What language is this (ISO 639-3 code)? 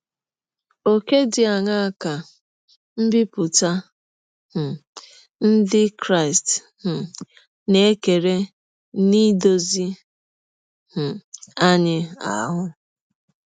ibo